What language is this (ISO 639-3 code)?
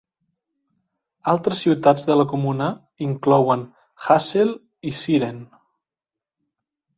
cat